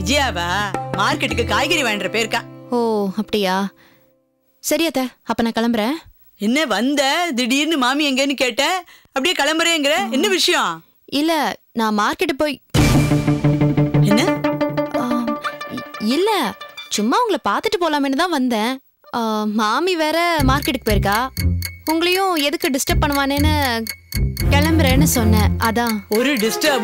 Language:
Tamil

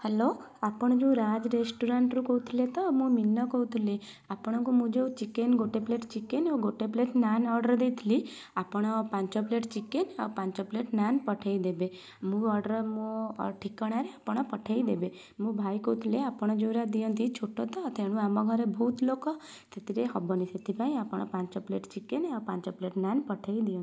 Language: Odia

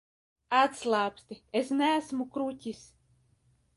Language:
Latvian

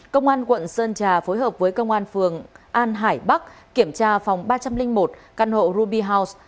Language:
Vietnamese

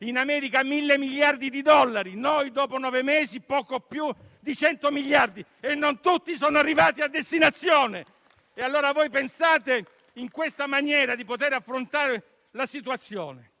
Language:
Italian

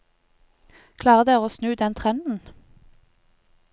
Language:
Norwegian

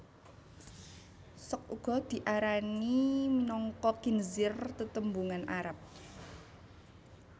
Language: Javanese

